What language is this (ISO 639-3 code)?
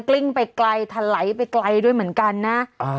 tha